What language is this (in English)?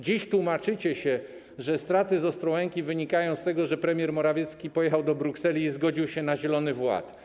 Polish